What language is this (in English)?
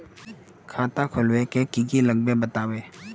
Magahi